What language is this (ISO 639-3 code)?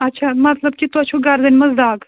kas